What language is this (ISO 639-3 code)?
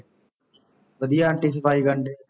pan